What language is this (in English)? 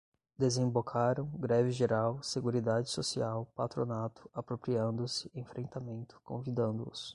Portuguese